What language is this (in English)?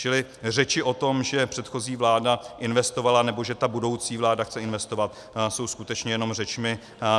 Czech